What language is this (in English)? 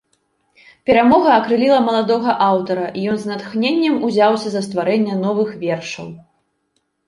Belarusian